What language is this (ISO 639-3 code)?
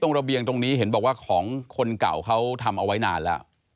tha